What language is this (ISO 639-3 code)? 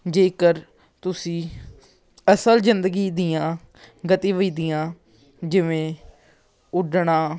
pan